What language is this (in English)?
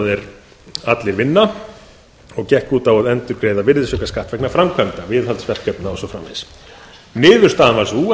Icelandic